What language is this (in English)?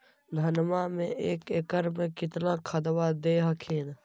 Magahi